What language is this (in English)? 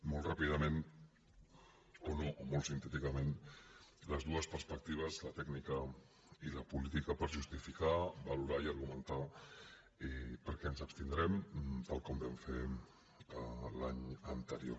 Catalan